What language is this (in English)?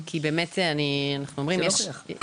Hebrew